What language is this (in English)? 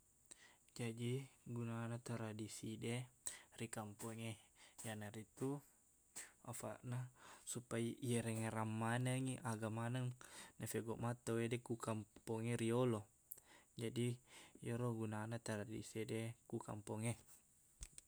Buginese